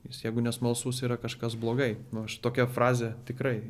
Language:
Lithuanian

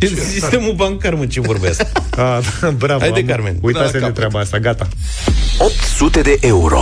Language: Romanian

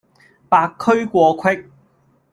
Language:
Cantonese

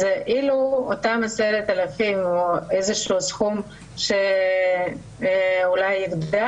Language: Hebrew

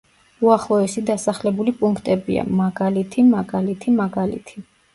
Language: Georgian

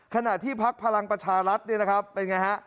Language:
Thai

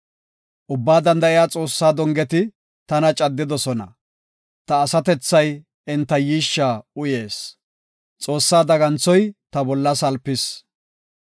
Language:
Gofa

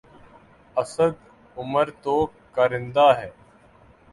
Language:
Urdu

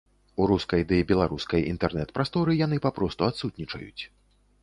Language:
Belarusian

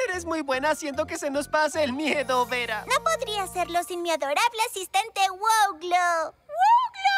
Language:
Spanish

